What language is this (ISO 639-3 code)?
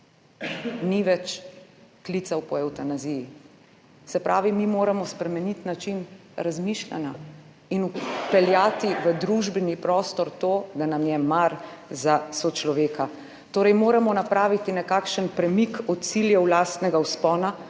slv